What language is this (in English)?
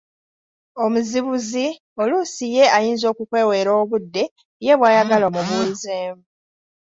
Ganda